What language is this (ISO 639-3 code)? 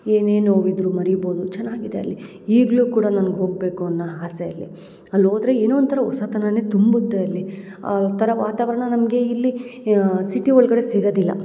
kan